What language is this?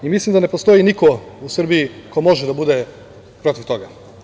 Serbian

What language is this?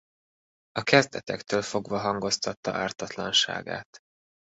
Hungarian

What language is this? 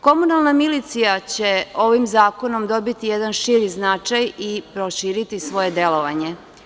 Serbian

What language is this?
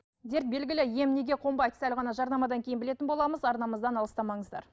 Kazakh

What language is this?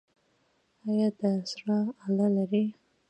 Pashto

